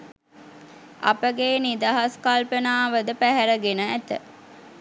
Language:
Sinhala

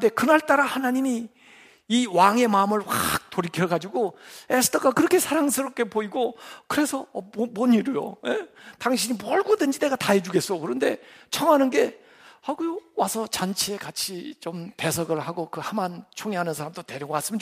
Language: Korean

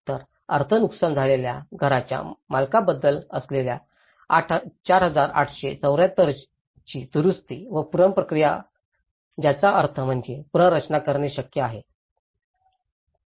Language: Marathi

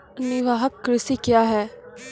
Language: Maithili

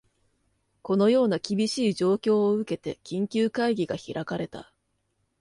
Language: Japanese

